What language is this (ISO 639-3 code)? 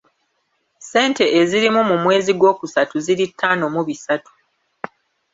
lug